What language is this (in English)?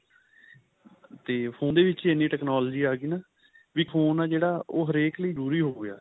Punjabi